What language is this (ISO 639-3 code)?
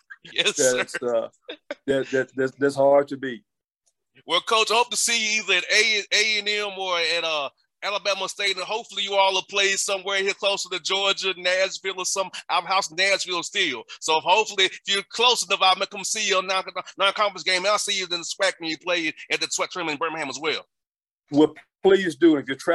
eng